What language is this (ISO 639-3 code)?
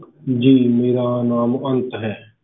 pan